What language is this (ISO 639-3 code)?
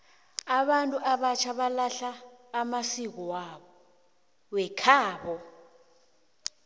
nbl